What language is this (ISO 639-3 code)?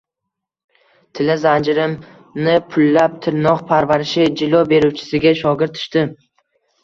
uzb